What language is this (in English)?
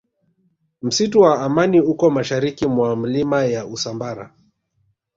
Swahili